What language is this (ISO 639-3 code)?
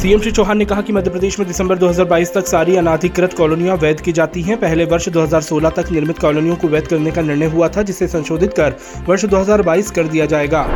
hin